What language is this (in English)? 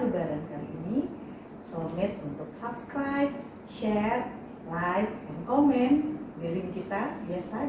Indonesian